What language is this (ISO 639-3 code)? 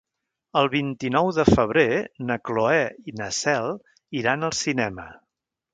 cat